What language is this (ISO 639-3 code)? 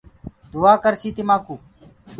ggg